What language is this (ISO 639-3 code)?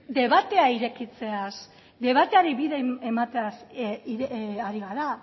eus